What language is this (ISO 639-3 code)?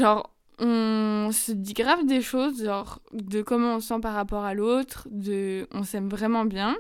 fra